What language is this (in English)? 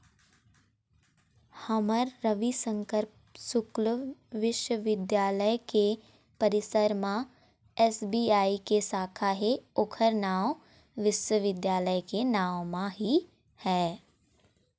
Chhattisgarhi